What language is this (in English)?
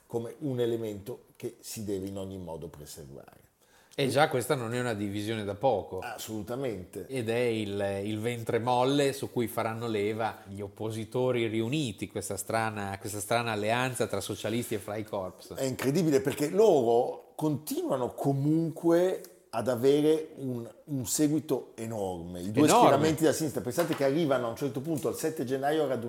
Italian